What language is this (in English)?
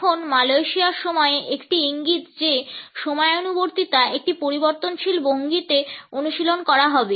Bangla